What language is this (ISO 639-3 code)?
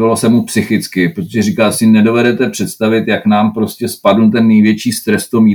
ces